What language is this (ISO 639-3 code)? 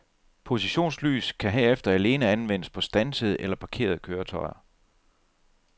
dan